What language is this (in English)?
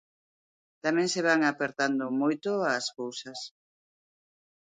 Galician